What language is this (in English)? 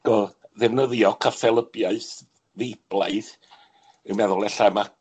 Welsh